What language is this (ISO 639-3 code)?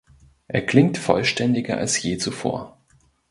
deu